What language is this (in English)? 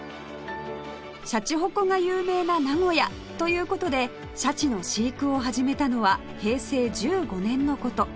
Japanese